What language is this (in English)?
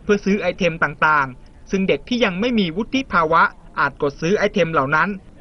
Thai